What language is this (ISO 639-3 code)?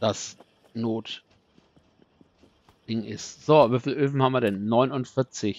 deu